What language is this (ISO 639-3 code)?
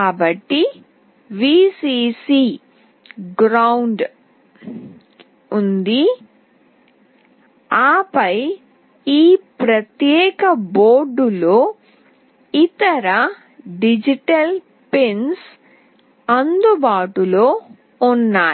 tel